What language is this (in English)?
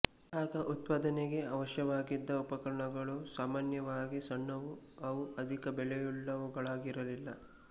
Kannada